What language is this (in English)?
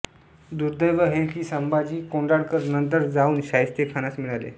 Marathi